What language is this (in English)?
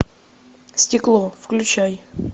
Russian